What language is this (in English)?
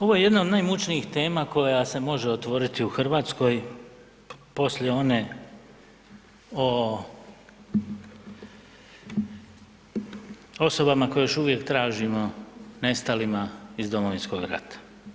Croatian